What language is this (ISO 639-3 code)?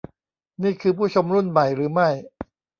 tha